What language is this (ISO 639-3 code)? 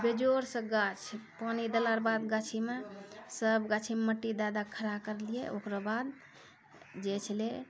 mai